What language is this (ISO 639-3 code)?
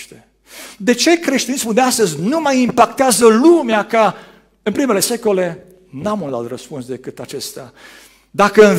ron